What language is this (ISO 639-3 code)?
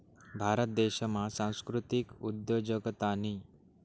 mar